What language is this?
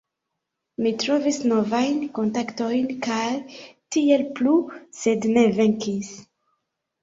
Esperanto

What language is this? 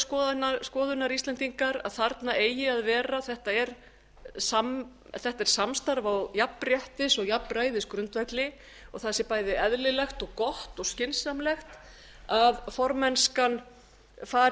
Icelandic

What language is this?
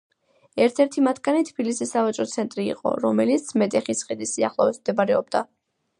Georgian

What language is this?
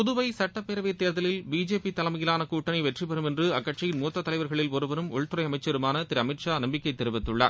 Tamil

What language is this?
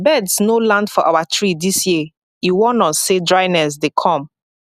Nigerian Pidgin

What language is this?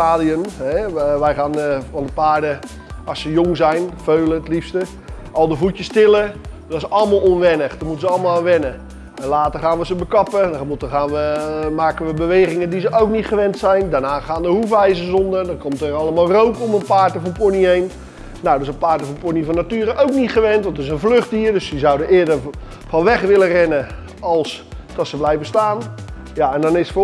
Dutch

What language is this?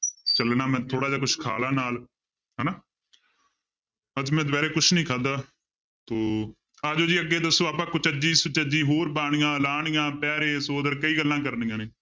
Punjabi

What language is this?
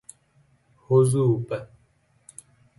Persian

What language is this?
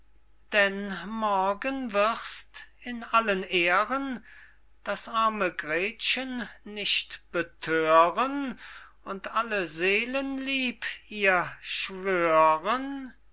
German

